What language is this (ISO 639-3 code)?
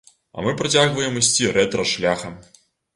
bel